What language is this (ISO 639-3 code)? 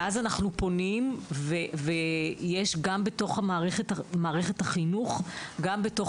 heb